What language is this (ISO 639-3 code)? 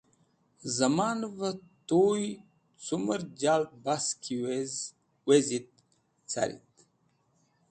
wbl